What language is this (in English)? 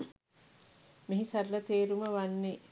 Sinhala